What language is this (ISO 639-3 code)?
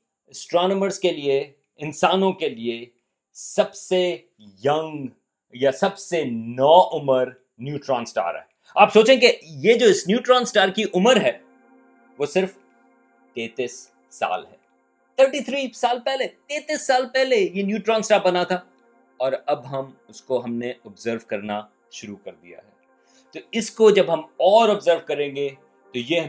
urd